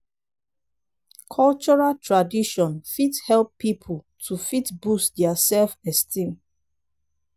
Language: Nigerian Pidgin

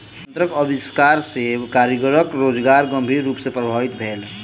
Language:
Maithili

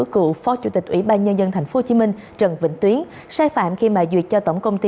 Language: Vietnamese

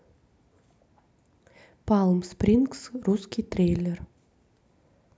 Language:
Russian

